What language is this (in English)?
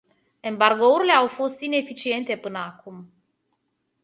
Romanian